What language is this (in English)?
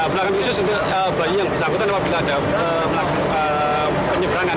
Indonesian